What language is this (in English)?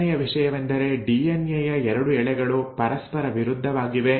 Kannada